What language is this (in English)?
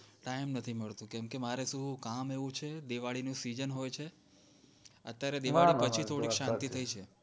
Gujarati